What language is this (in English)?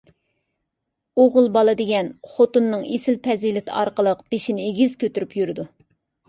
Uyghur